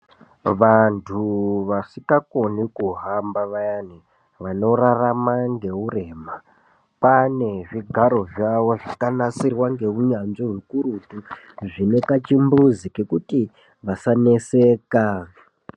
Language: Ndau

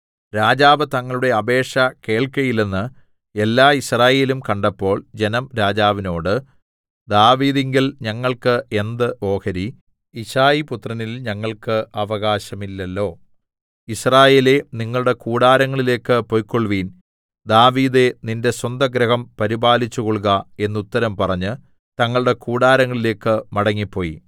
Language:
Malayalam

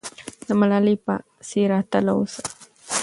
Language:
Pashto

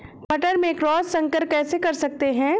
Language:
Hindi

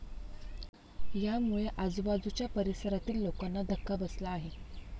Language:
Marathi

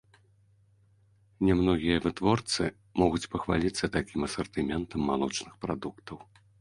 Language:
Belarusian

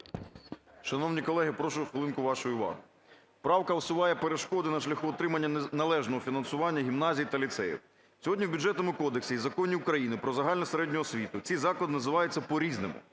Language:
Ukrainian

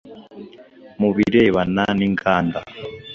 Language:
Kinyarwanda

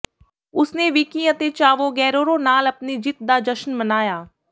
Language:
Punjabi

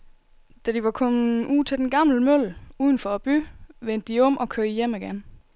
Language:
Danish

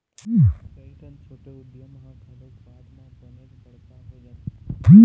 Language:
Chhattisgarhi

